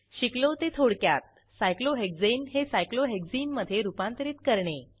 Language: Marathi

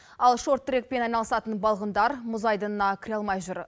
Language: Kazakh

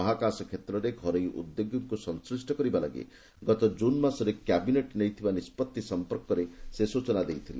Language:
Odia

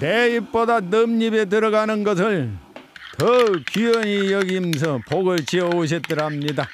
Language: Korean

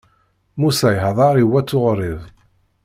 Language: Kabyle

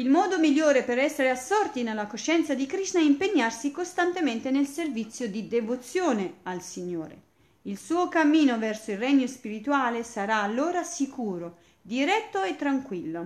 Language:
Italian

